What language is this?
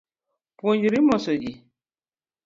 Luo (Kenya and Tanzania)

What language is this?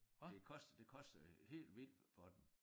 Danish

